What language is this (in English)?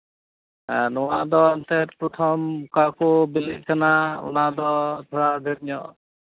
Santali